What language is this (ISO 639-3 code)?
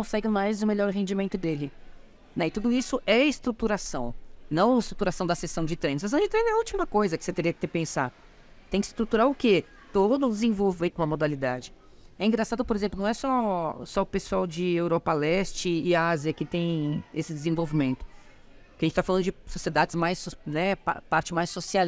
por